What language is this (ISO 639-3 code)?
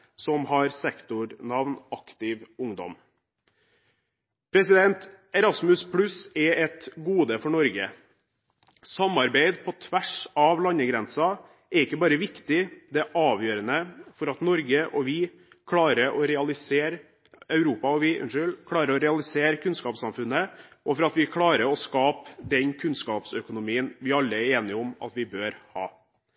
nob